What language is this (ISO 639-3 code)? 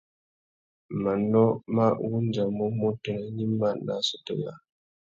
bag